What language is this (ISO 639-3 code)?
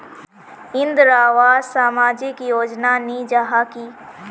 mag